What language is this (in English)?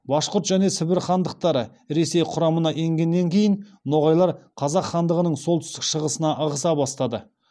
Kazakh